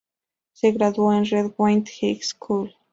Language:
Spanish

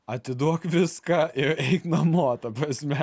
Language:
Lithuanian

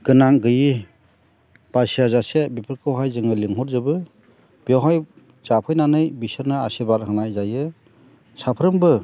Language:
Bodo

